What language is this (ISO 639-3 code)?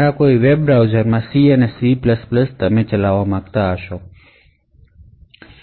guj